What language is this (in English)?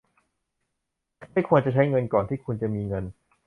Thai